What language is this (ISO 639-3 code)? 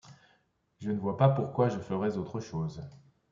fra